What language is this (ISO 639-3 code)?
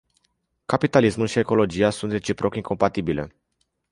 ron